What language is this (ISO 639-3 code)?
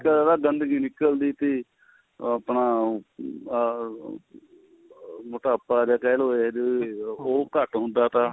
pan